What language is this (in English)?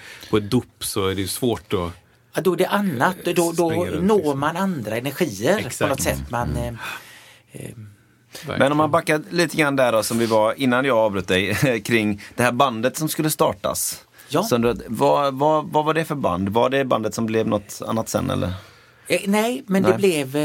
Swedish